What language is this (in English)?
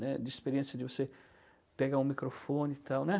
Portuguese